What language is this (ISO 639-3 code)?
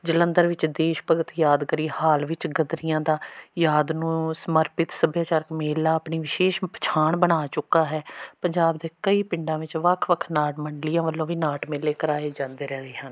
pan